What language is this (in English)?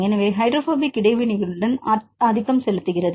Tamil